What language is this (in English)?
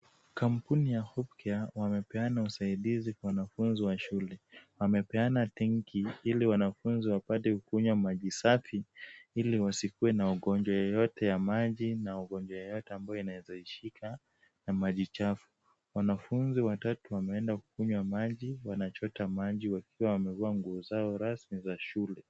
Swahili